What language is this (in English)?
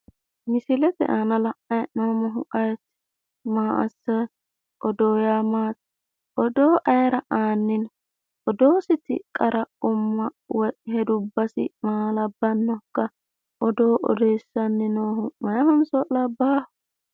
Sidamo